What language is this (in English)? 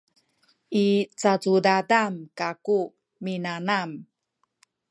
Sakizaya